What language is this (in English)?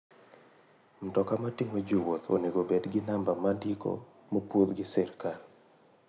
Luo (Kenya and Tanzania)